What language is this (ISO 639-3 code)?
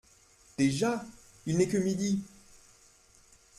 fra